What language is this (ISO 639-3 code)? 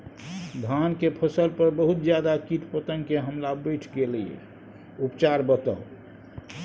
mai